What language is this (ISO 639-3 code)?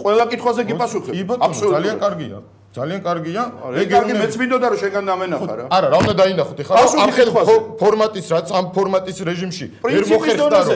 ron